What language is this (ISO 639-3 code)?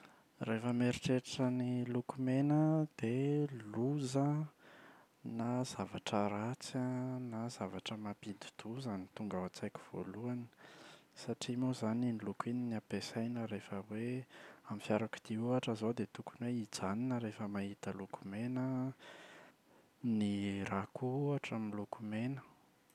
mlg